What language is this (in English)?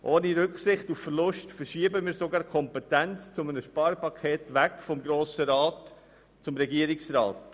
Swiss German